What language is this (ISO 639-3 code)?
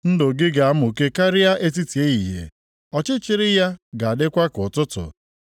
ibo